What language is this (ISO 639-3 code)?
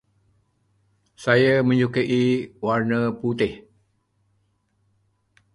msa